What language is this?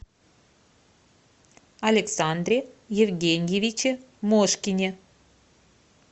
Russian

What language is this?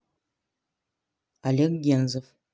Russian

